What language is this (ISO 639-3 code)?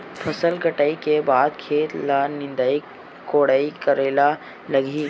hne